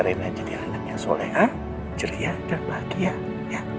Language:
Indonesian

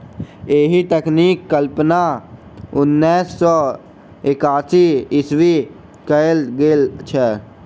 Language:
Maithili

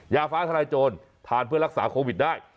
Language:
Thai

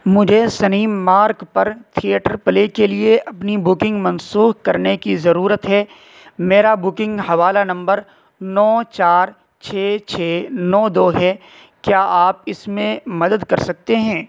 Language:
Urdu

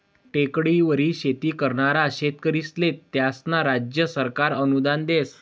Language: Marathi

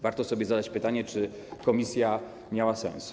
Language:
Polish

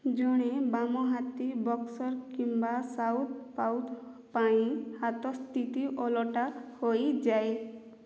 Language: Odia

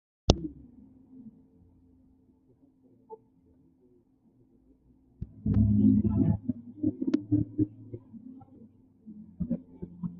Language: Uzbek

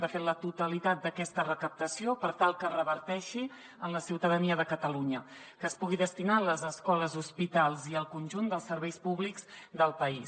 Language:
Catalan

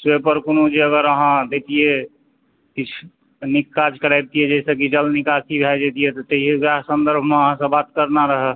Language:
Maithili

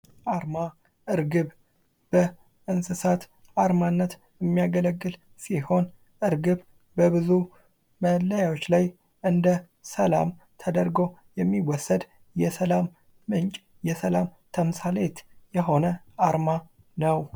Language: Amharic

